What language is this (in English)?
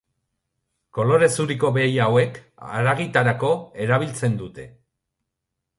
Basque